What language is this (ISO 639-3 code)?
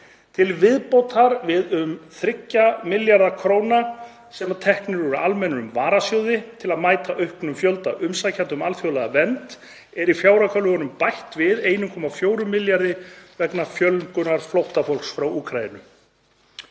isl